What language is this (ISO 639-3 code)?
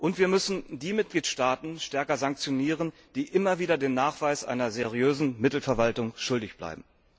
deu